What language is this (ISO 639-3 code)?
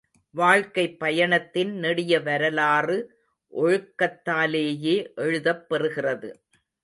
tam